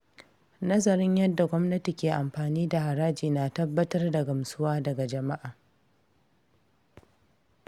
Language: Hausa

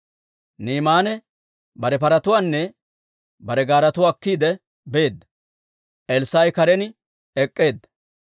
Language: Dawro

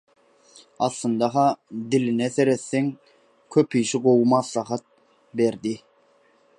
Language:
Turkmen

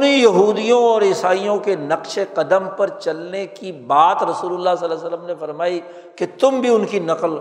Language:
Urdu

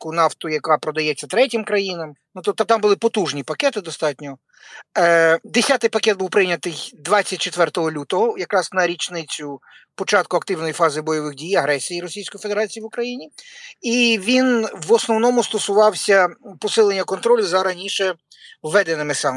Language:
Ukrainian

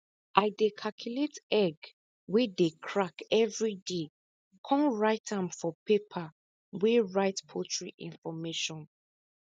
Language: Nigerian Pidgin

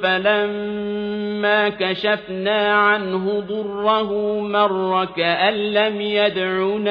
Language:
Arabic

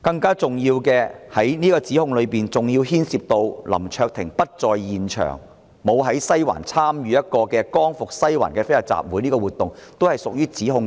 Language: Cantonese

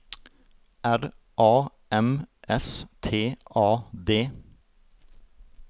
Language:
Norwegian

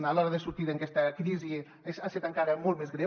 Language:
Catalan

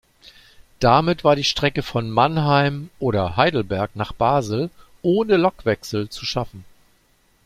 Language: German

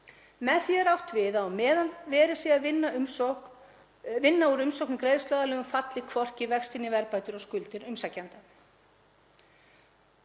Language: Icelandic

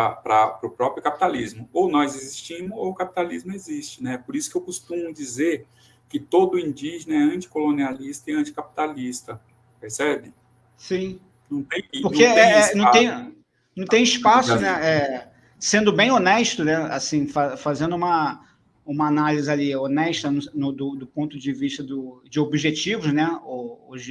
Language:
Portuguese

